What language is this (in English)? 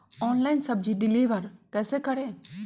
Magahi